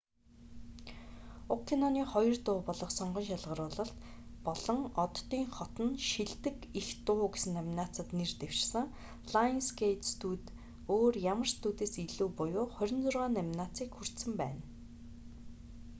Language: Mongolian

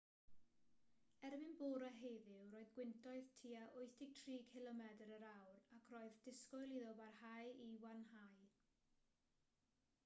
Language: Welsh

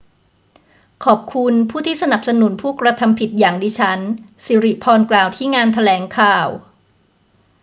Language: Thai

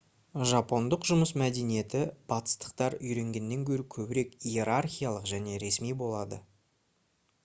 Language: Kazakh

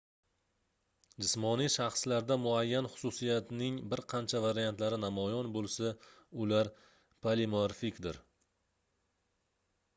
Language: Uzbek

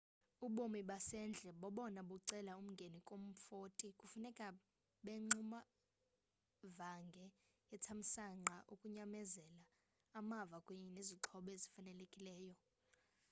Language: Xhosa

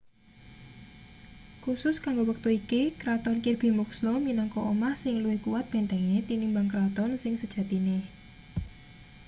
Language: Javanese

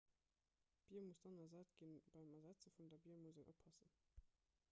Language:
Luxembourgish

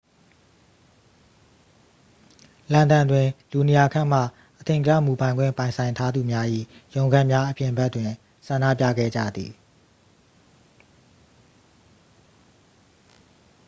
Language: Burmese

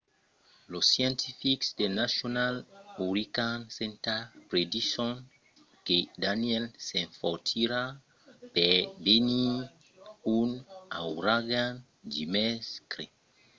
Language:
Occitan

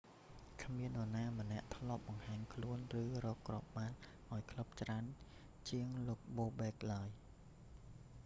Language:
Khmer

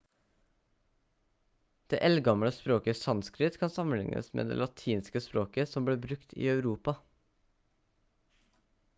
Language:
Norwegian Bokmål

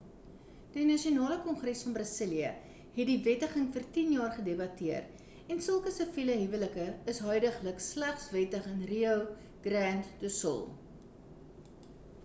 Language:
Afrikaans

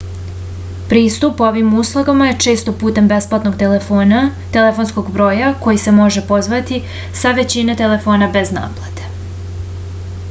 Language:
Serbian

